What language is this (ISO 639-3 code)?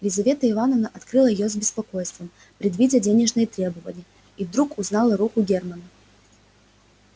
rus